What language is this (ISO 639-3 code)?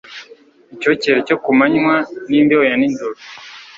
kin